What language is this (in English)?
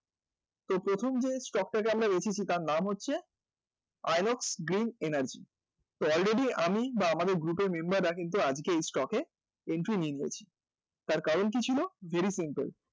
Bangla